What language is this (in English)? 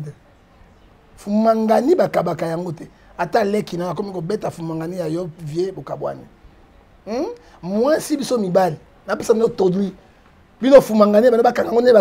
French